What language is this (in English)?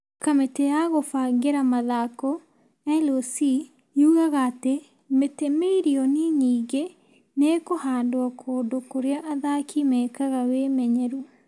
Kikuyu